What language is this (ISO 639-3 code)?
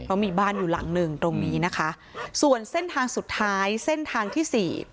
tha